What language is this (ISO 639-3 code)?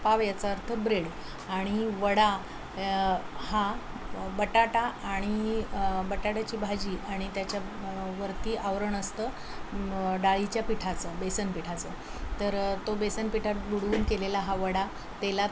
mar